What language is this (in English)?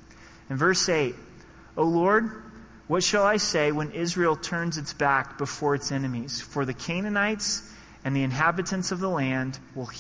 English